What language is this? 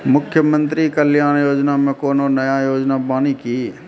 Maithili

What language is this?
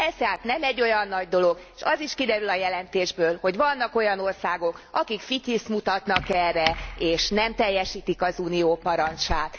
Hungarian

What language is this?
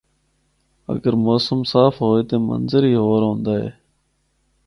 Northern Hindko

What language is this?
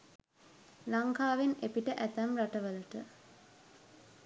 Sinhala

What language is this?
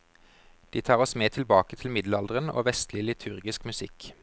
Norwegian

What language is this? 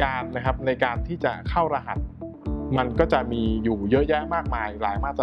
Thai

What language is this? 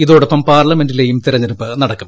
Malayalam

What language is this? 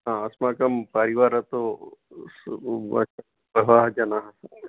Sanskrit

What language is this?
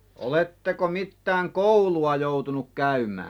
Finnish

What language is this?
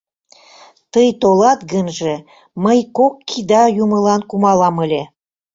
Mari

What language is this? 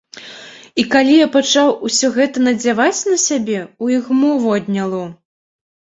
Belarusian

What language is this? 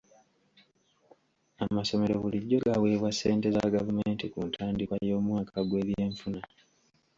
Ganda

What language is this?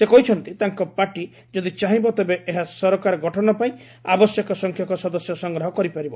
Odia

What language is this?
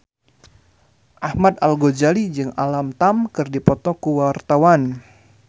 Sundanese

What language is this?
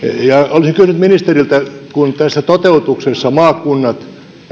Finnish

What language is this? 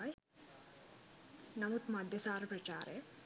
Sinhala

